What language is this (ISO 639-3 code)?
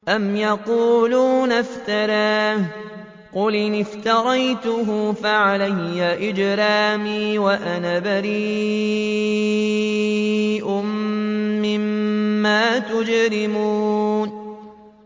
ara